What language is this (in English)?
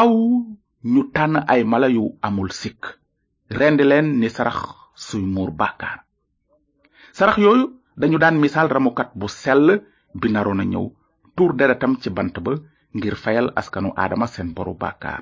French